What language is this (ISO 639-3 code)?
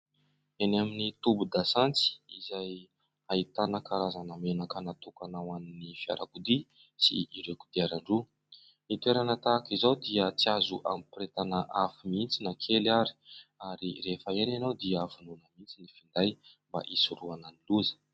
mlg